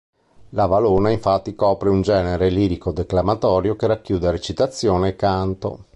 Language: Italian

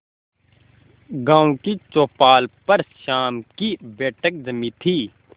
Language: Hindi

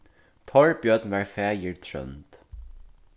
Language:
Faroese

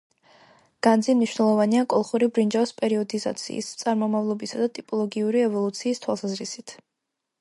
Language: Georgian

